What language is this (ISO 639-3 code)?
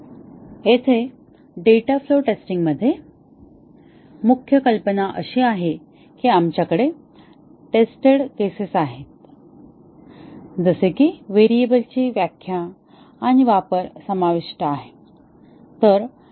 mar